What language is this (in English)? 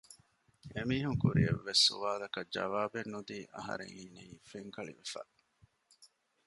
Divehi